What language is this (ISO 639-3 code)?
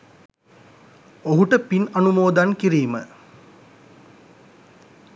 sin